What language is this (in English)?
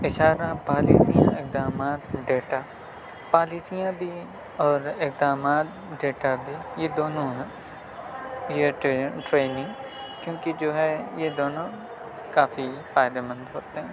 Urdu